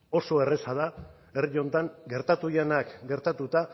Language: Basque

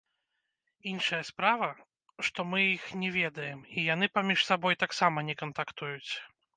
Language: Belarusian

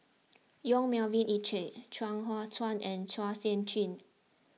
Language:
English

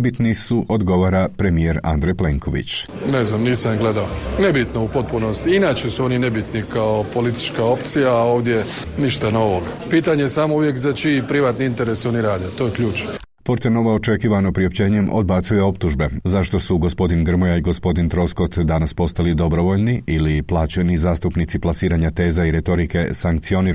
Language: Croatian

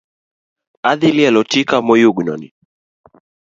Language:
Luo (Kenya and Tanzania)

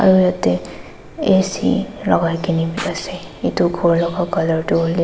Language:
Naga Pidgin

